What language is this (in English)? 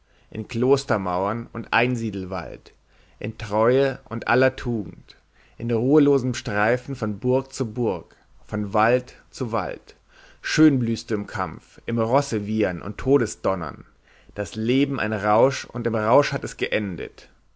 German